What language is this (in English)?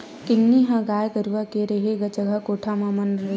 Chhattisgarhi